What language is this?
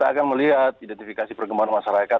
Indonesian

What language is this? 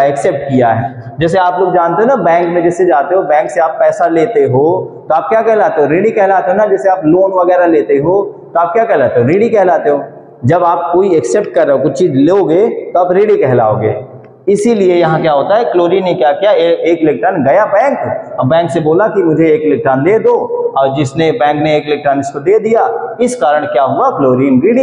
Hindi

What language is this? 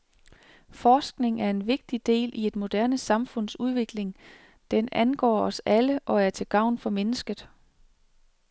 Danish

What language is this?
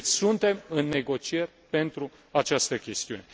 Romanian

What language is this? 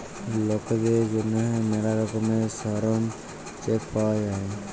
Bangla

